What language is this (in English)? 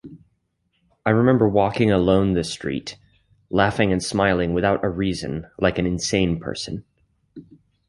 English